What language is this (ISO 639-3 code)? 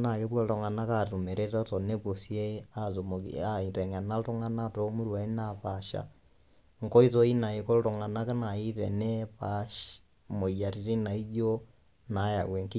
mas